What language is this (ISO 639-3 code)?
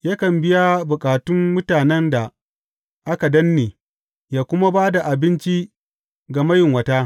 hau